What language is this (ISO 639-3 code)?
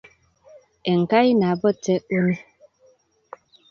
kln